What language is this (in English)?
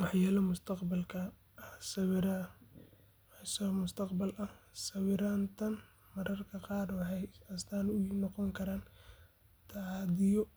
Somali